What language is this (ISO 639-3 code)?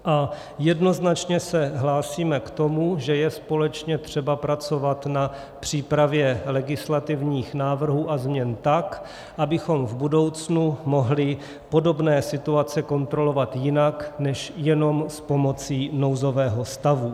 ces